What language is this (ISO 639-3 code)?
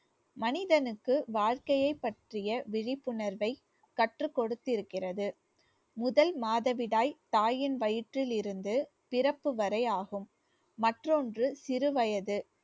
tam